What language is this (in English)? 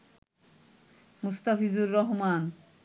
Bangla